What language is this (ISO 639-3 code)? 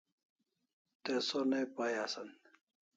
kls